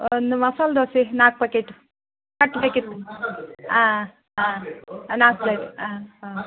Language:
Kannada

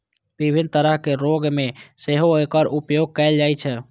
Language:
Maithili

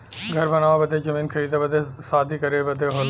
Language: Bhojpuri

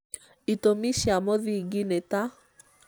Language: Kikuyu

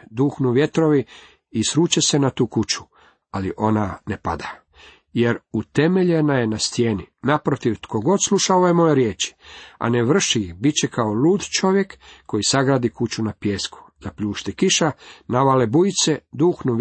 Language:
Croatian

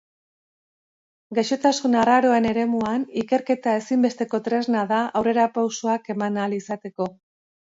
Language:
Basque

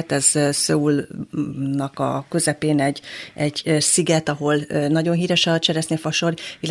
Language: Hungarian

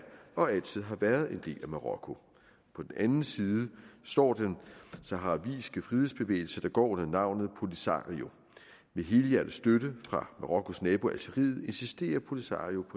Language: Danish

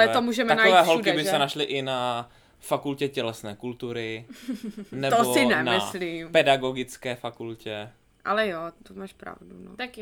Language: Czech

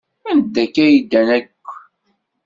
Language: Kabyle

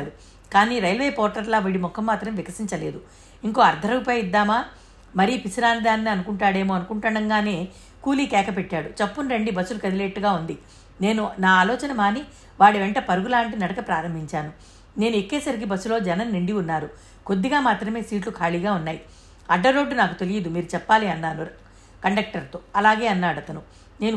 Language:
Telugu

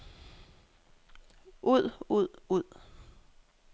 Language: Danish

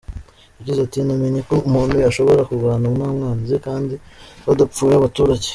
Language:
Kinyarwanda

